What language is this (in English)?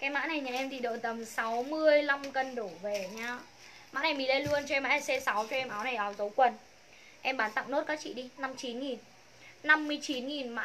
Vietnamese